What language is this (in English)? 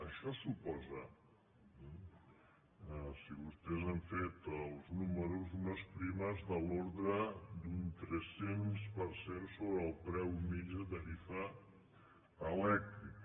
Catalan